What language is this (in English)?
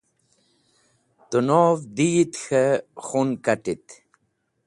Wakhi